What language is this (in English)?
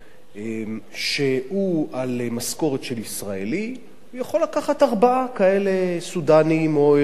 Hebrew